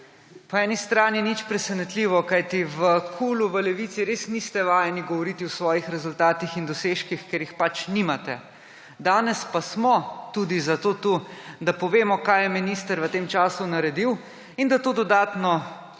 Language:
Slovenian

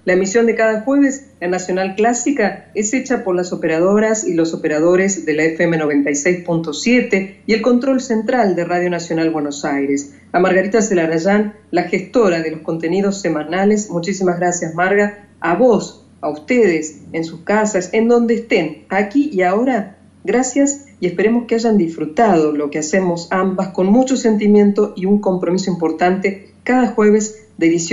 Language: Spanish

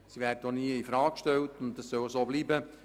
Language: Swiss German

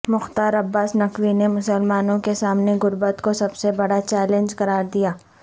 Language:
Urdu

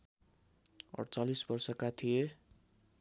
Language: Nepali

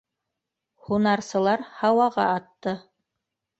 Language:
Bashkir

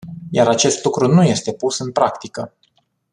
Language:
Romanian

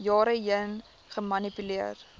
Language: Afrikaans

